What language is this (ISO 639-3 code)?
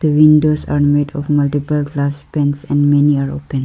eng